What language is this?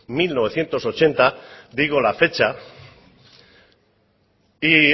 Spanish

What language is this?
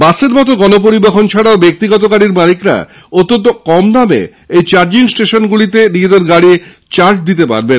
Bangla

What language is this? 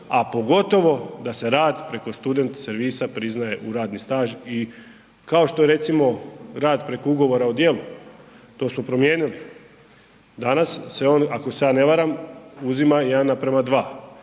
Croatian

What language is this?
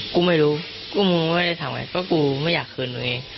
Thai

